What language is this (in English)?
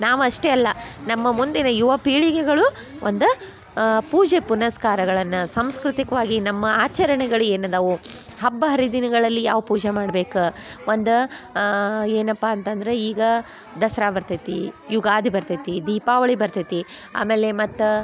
Kannada